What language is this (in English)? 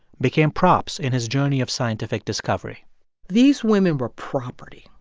English